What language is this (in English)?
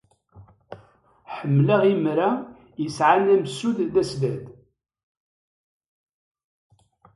Kabyle